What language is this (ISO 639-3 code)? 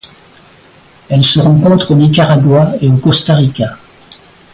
fra